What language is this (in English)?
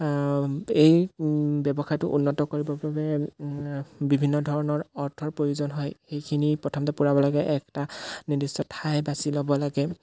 Assamese